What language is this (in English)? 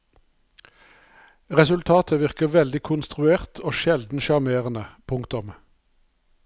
Norwegian